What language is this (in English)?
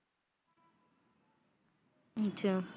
Punjabi